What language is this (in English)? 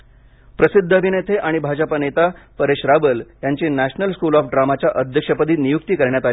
Marathi